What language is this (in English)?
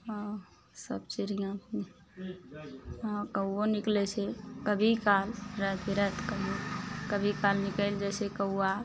Maithili